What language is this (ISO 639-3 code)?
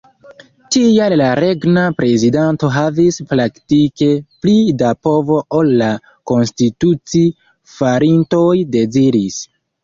epo